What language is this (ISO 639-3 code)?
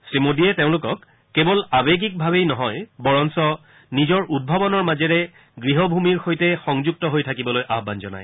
asm